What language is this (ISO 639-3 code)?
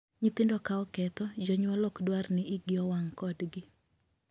luo